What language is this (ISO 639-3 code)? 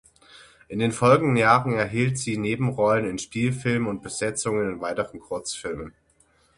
deu